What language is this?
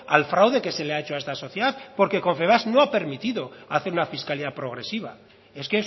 Spanish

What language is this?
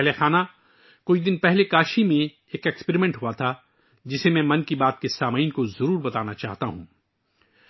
Urdu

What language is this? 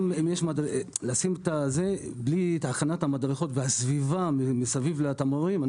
Hebrew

